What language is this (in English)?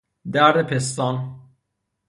Persian